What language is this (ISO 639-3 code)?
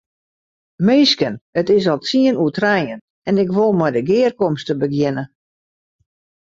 fry